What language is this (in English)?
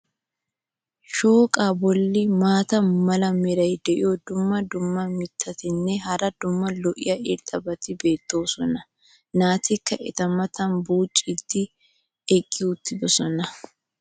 Wolaytta